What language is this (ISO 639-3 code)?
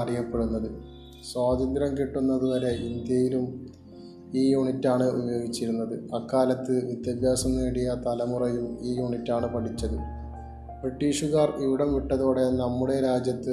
mal